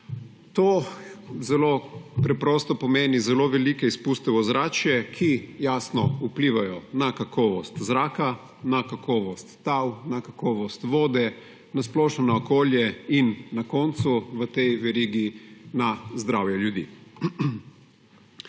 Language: Slovenian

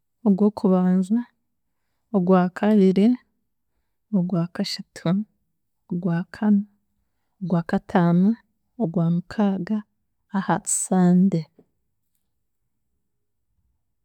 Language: Chiga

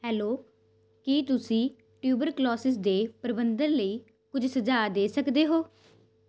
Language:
Punjabi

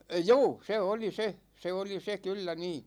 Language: Finnish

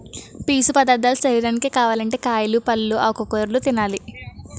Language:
Telugu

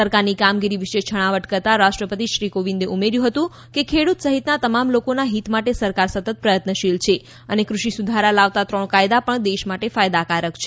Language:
Gujarati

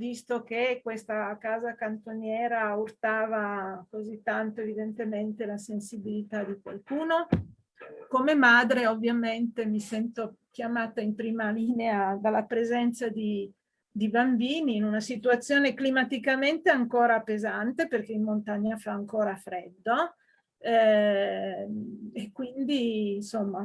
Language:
Italian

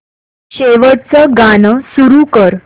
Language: Marathi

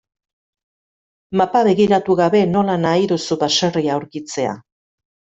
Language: Basque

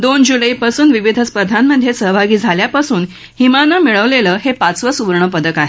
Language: Marathi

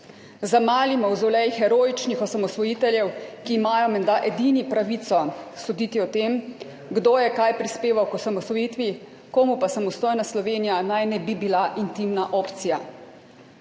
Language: Slovenian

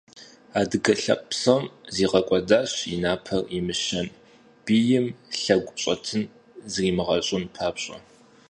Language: Kabardian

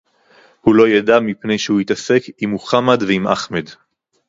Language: Hebrew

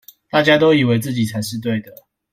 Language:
Chinese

